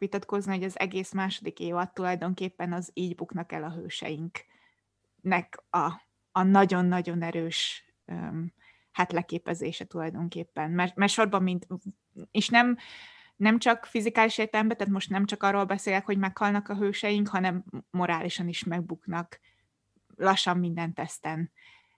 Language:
Hungarian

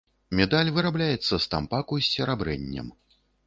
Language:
Belarusian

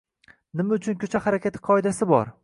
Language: Uzbek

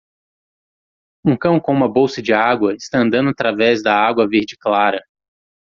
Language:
Portuguese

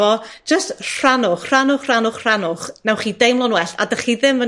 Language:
Welsh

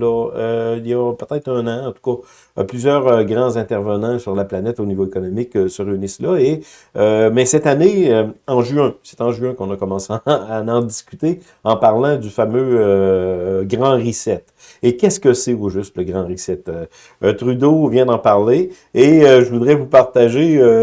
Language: French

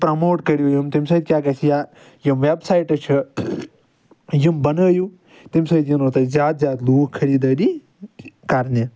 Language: Kashmiri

